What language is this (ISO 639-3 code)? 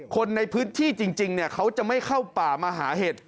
tha